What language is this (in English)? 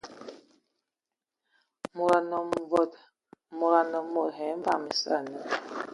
Ewondo